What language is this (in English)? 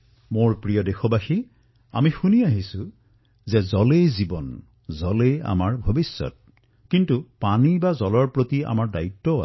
Assamese